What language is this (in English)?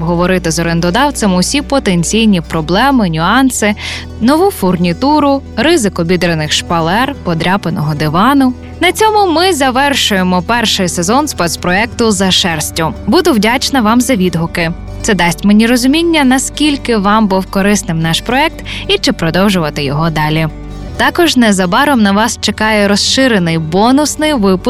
Ukrainian